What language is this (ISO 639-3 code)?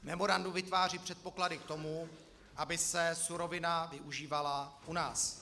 ces